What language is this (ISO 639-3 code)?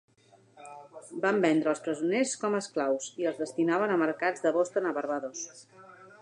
cat